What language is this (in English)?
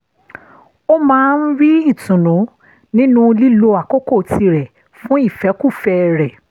Yoruba